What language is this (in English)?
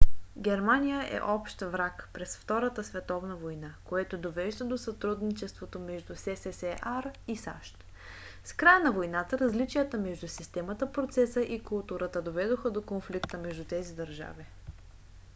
Bulgarian